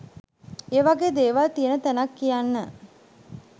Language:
Sinhala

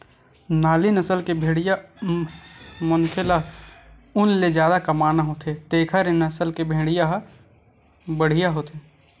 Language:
Chhattisgarhi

